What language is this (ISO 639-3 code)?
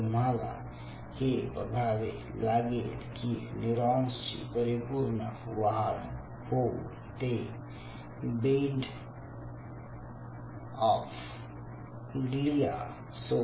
mar